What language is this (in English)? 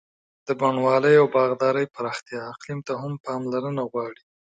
Pashto